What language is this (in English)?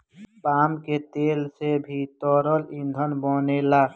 Bhojpuri